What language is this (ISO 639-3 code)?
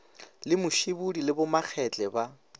nso